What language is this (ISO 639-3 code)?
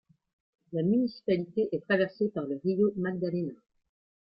fra